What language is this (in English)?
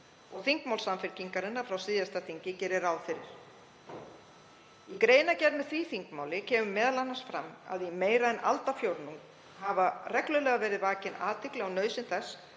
Icelandic